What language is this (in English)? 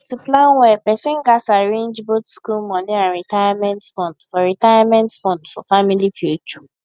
Nigerian Pidgin